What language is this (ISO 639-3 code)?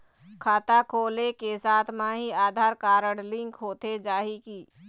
hne